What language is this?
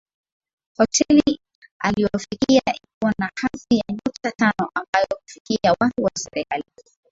Swahili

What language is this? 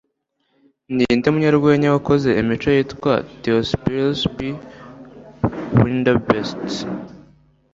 Kinyarwanda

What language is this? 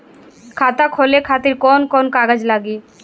Bhojpuri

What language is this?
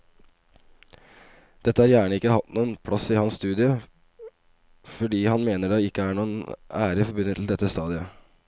Norwegian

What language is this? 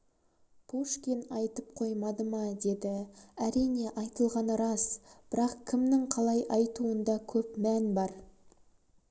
Kazakh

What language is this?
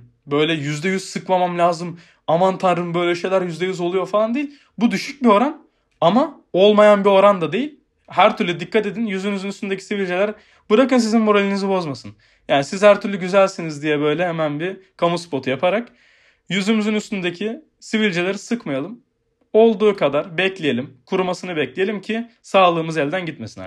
Turkish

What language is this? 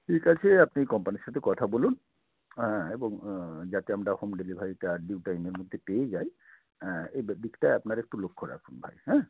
Bangla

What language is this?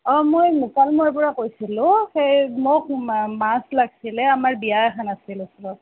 Assamese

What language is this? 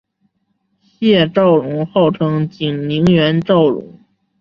Chinese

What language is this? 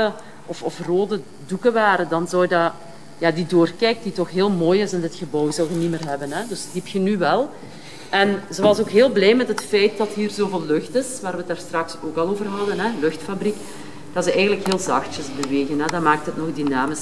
Dutch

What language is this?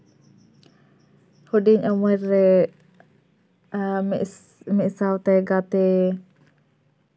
Santali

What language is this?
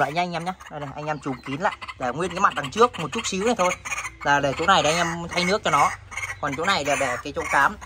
Vietnamese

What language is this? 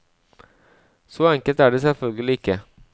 Norwegian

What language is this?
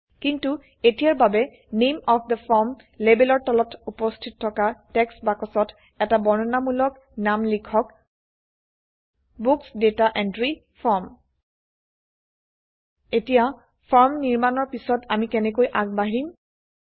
Assamese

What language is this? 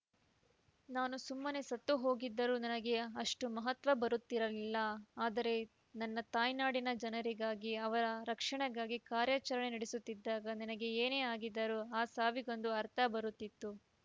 Kannada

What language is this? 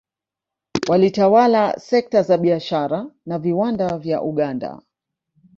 Swahili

